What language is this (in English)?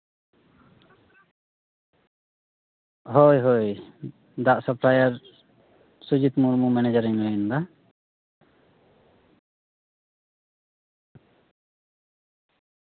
Santali